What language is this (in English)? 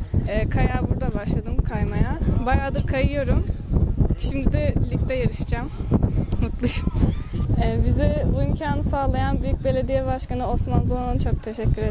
Turkish